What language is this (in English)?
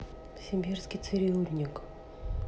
Russian